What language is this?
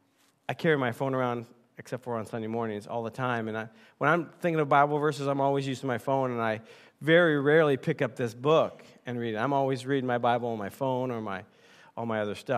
English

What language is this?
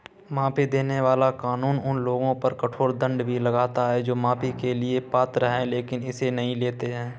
Hindi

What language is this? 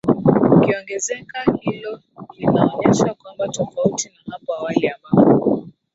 Swahili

